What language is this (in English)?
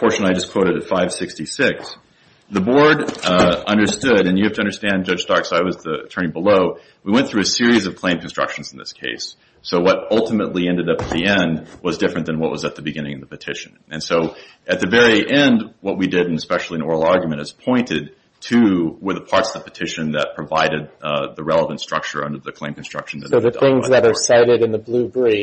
English